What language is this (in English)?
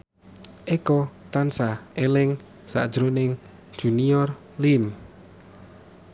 Javanese